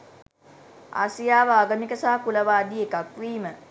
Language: Sinhala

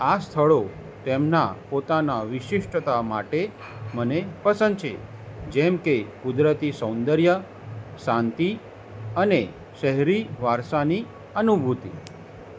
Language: Gujarati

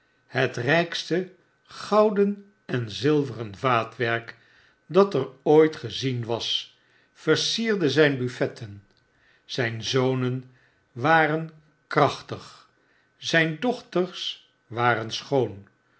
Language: Dutch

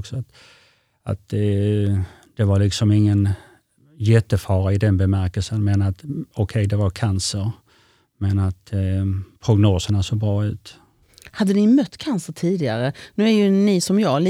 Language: Swedish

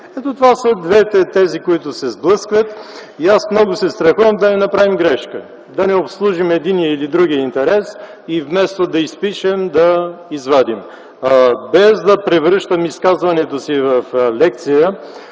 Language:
Bulgarian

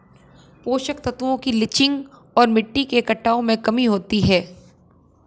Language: Hindi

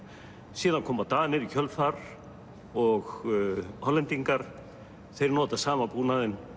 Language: Icelandic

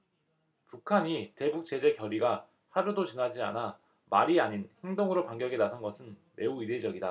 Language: Korean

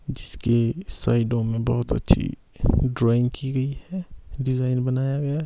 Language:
Hindi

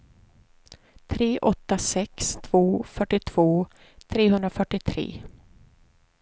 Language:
Swedish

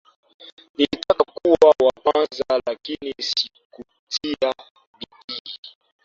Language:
Swahili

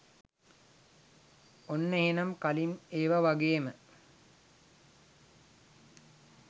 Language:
Sinhala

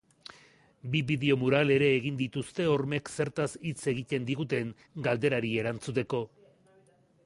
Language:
Basque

